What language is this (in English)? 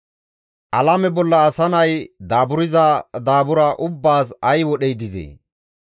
Gamo